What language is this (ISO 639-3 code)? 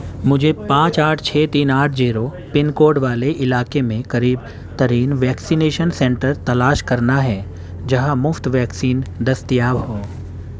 urd